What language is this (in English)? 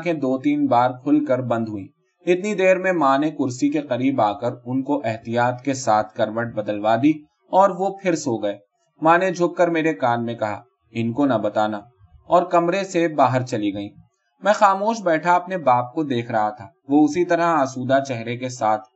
Urdu